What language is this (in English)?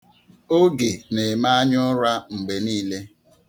Igbo